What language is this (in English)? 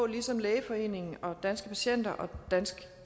Danish